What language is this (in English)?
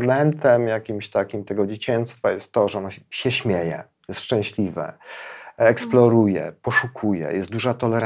Polish